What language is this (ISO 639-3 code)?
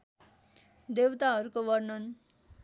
nep